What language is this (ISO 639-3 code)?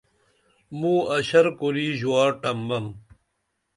dml